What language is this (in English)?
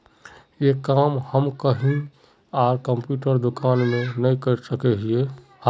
Magahi